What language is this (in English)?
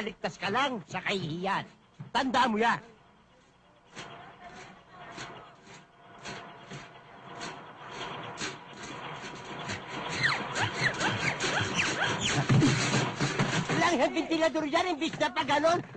Filipino